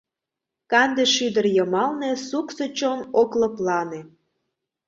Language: Mari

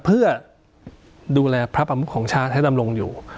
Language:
Thai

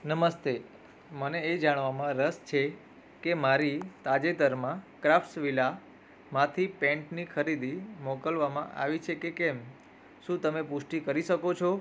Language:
Gujarati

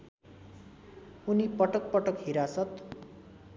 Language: Nepali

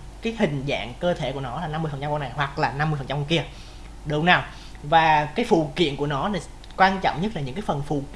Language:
Vietnamese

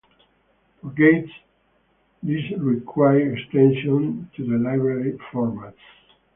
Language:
English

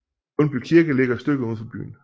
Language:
Danish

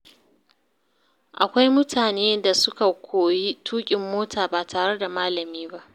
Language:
Hausa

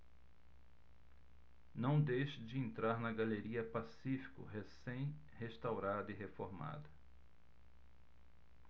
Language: Portuguese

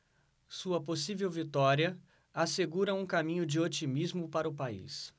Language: Portuguese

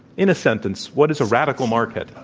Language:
English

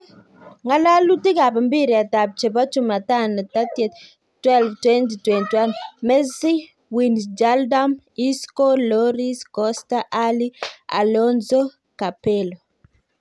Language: Kalenjin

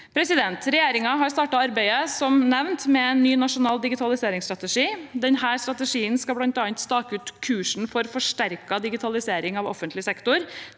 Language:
Norwegian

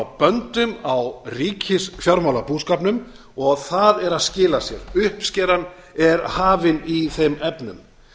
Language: Icelandic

